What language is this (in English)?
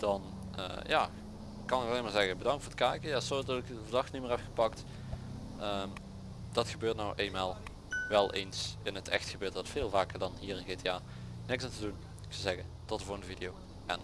Dutch